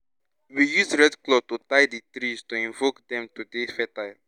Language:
Nigerian Pidgin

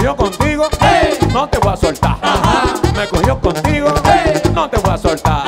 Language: Spanish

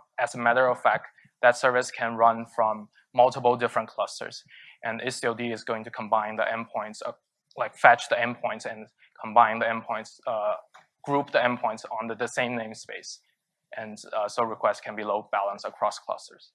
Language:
English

